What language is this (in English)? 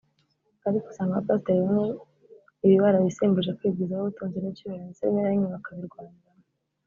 Kinyarwanda